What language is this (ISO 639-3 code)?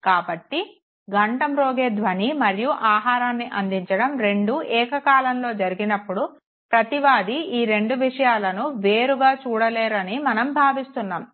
tel